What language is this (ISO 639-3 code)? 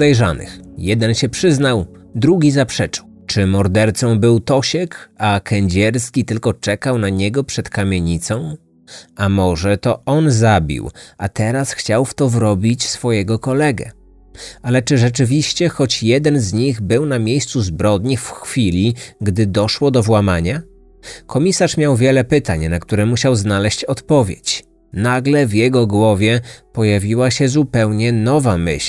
pol